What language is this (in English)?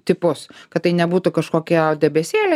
Lithuanian